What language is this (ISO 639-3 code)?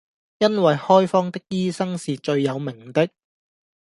yue